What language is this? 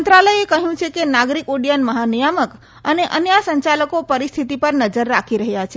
Gujarati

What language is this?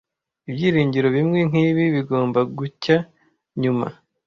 Kinyarwanda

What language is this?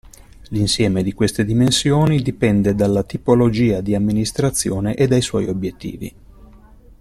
Italian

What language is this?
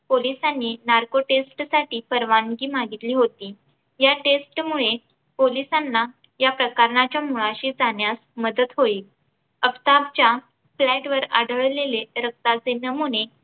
Marathi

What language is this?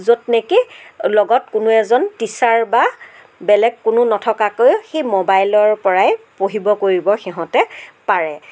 Assamese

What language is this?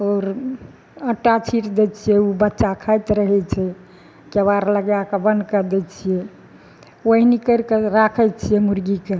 Maithili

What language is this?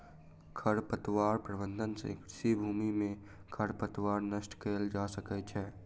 Maithili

